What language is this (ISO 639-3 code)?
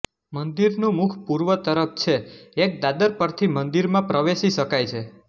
guj